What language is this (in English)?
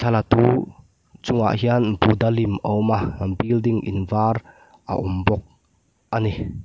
Mizo